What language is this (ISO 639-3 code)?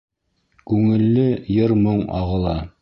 bak